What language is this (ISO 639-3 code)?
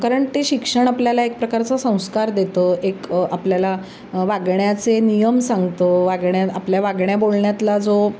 mar